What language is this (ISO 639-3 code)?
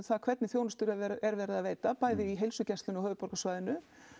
isl